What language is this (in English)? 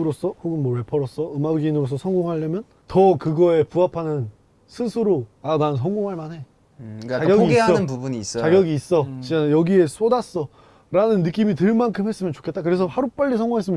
Korean